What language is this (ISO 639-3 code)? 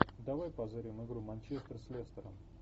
rus